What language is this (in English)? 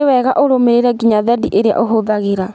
Kikuyu